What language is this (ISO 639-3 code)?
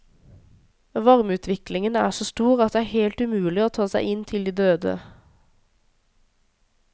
nor